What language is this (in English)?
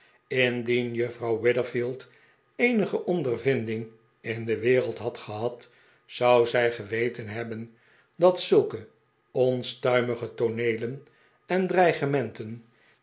Dutch